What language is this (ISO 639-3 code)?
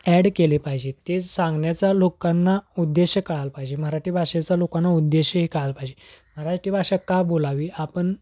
mar